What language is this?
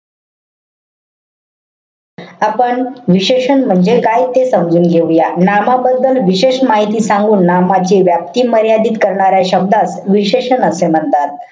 Marathi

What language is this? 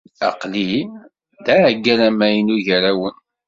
Kabyle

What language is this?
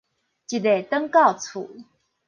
Min Nan Chinese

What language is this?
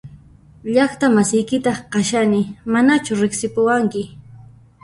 Puno Quechua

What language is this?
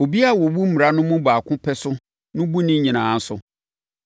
Akan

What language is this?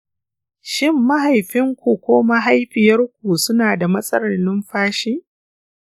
Hausa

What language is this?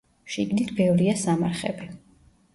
Georgian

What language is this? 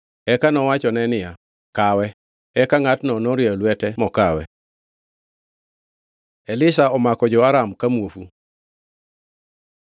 Luo (Kenya and Tanzania)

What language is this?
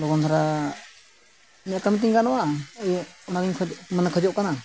Santali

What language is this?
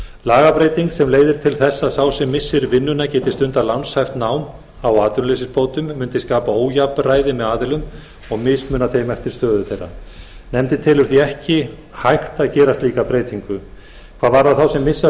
Icelandic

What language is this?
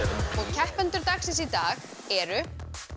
Icelandic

